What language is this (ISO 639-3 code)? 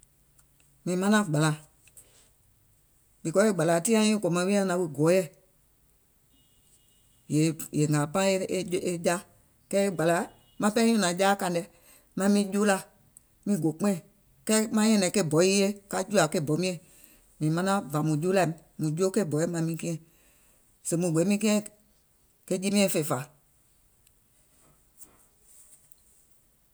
gol